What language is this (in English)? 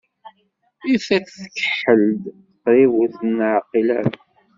Kabyle